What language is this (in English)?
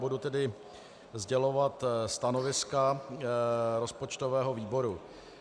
Czech